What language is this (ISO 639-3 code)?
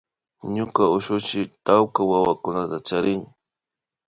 qvi